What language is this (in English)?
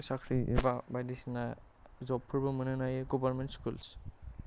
Bodo